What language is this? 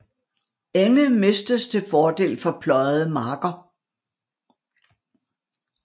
Danish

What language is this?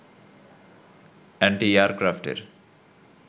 Bangla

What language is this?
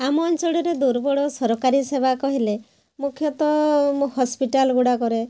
Odia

